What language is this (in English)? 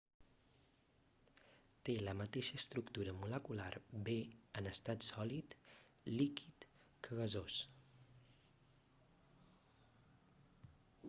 Catalan